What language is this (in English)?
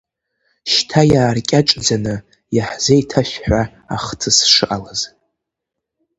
Abkhazian